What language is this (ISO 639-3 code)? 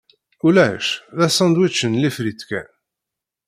kab